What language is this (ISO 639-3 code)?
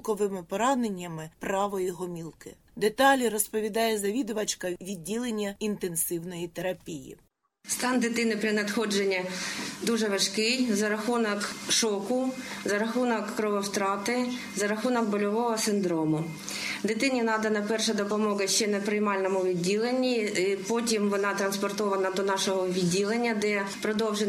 ukr